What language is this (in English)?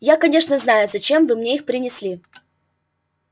Russian